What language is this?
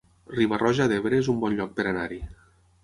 Catalan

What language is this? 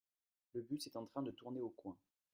French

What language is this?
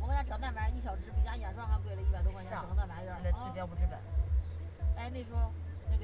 Chinese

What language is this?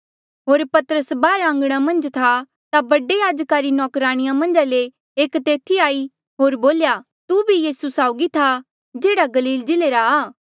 Mandeali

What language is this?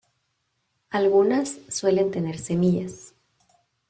Spanish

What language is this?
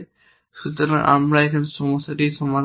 Bangla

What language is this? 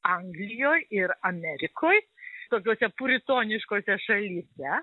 Lithuanian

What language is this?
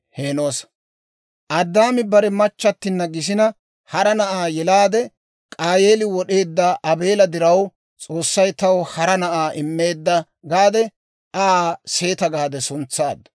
Dawro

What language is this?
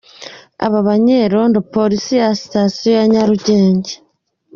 Kinyarwanda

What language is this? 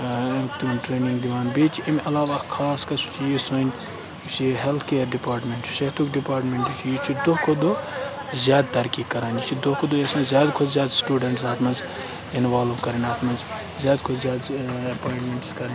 Kashmiri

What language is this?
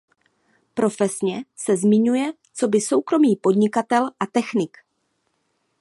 Czech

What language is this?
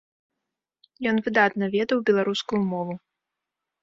Belarusian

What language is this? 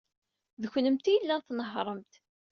Kabyle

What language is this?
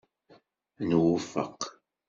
Kabyle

